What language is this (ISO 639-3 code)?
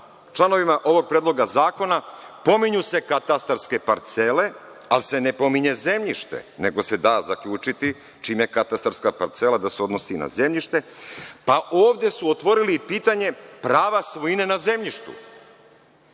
srp